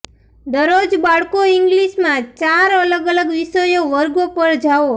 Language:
Gujarati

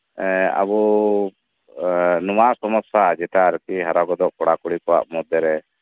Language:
Santali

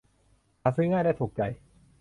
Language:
Thai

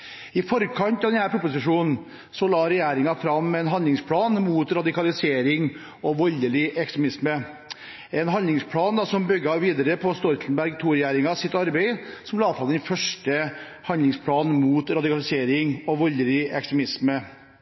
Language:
Norwegian Bokmål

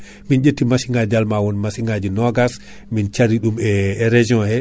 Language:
Fula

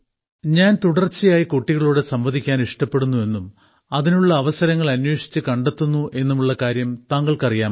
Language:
Malayalam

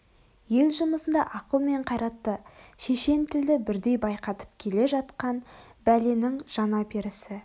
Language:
Kazakh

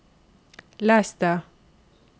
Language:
Norwegian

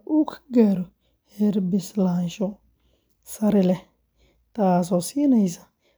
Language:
Somali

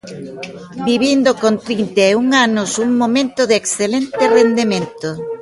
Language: Galician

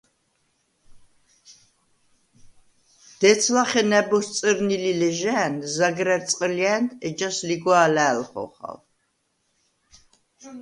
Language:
Svan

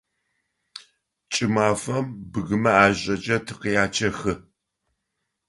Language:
Adyghe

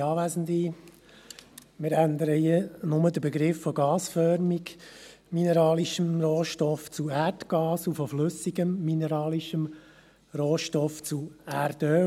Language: Swiss German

